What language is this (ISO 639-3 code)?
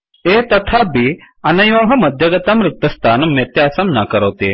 san